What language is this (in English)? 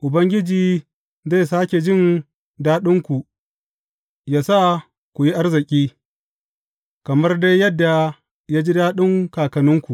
Hausa